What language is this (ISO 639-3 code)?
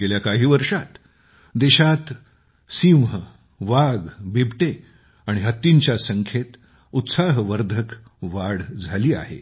mar